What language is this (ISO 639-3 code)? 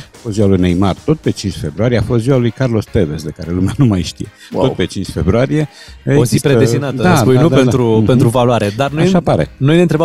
ron